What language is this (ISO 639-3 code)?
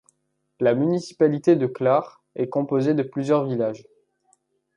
fra